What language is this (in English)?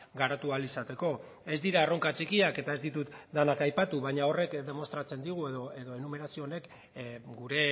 Basque